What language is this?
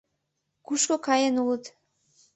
Mari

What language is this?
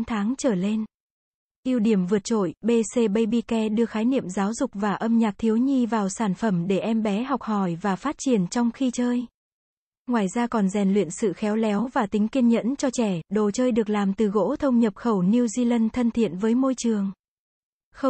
Vietnamese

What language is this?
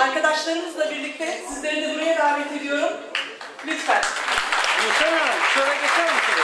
Turkish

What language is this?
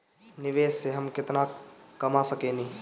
Bhojpuri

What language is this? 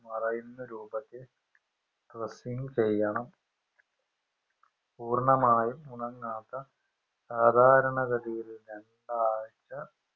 Malayalam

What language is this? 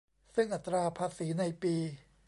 Thai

